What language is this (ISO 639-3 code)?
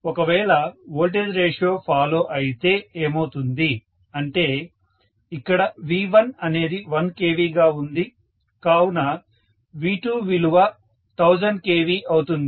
tel